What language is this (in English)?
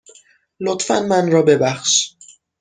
Persian